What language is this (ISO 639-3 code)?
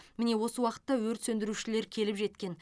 kaz